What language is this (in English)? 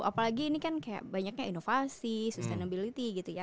Indonesian